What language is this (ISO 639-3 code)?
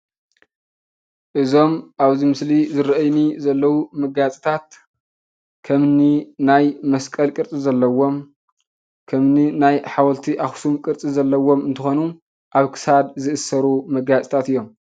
tir